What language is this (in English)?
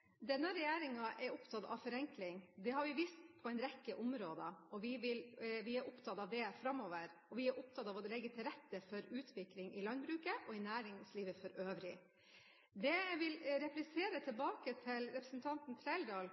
Norwegian